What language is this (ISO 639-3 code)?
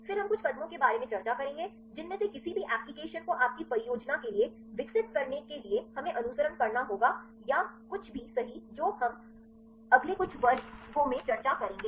hin